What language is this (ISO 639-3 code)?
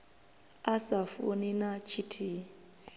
ven